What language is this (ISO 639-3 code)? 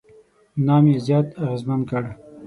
pus